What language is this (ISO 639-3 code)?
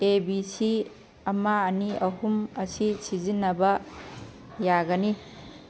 mni